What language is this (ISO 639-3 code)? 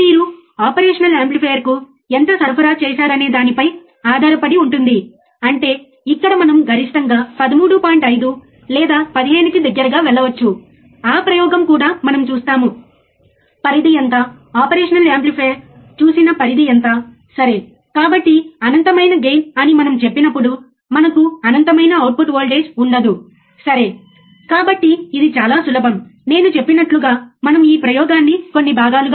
tel